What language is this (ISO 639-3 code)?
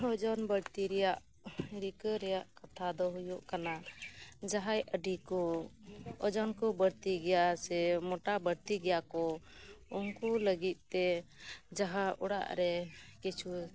sat